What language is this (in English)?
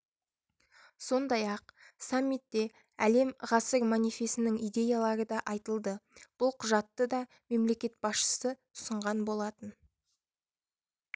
Kazakh